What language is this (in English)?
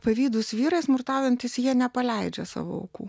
Lithuanian